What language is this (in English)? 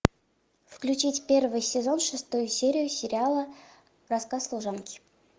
Russian